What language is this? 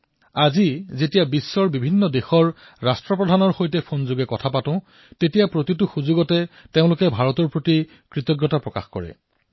Assamese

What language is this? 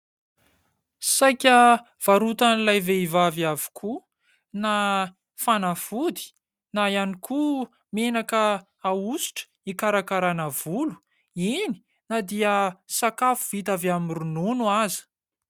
Malagasy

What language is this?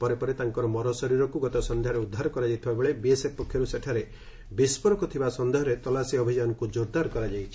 Odia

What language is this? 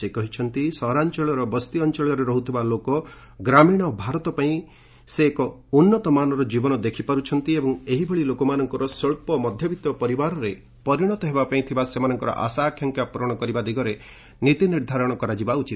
Odia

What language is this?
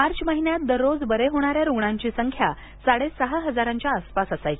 Marathi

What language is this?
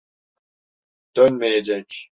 Turkish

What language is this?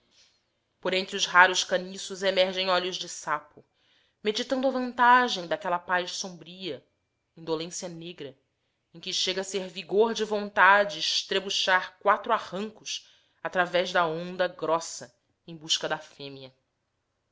Portuguese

